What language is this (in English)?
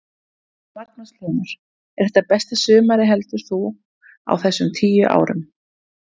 Icelandic